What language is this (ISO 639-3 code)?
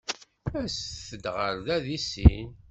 kab